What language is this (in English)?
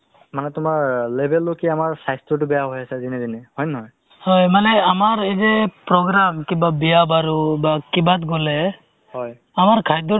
Assamese